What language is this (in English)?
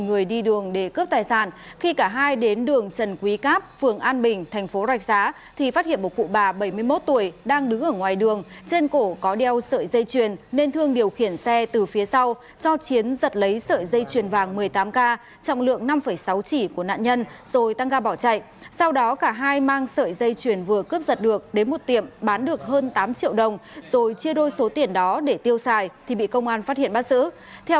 Vietnamese